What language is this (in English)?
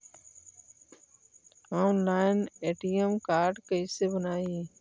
Magahi